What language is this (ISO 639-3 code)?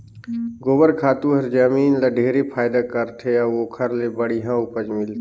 hne